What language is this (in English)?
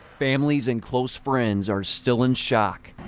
English